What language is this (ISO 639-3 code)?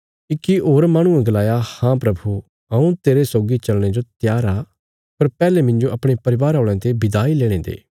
kfs